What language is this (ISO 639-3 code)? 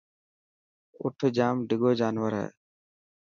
mki